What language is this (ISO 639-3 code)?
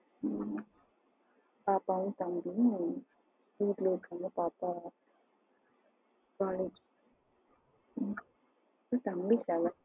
tam